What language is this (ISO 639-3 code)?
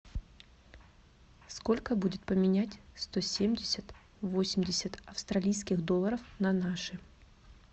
rus